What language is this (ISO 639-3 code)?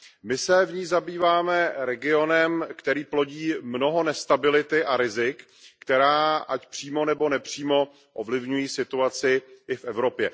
ces